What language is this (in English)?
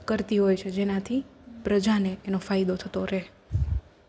Gujarati